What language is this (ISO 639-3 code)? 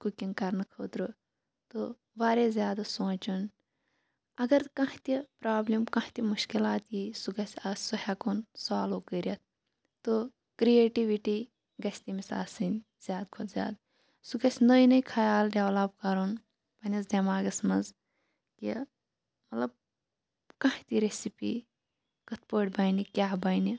kas